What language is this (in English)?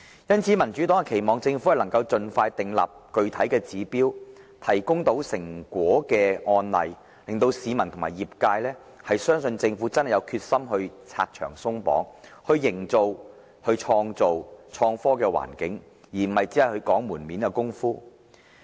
Cantonese